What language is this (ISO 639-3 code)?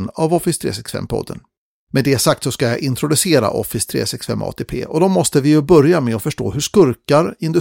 swe